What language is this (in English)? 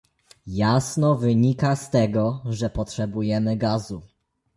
Polish